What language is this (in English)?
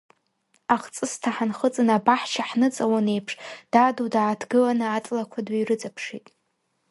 Abkhazian